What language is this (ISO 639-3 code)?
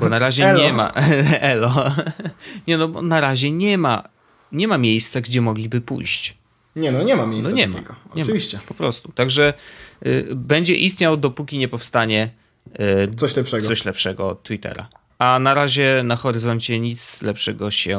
pol